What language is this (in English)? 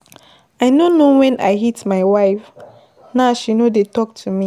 Nigerian Pidgin